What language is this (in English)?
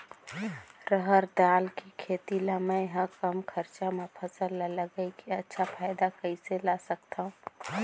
Chhattisgarhi